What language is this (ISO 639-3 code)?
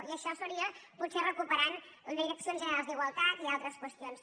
cat